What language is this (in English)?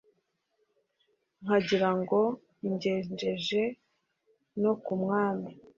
Kinyarwanda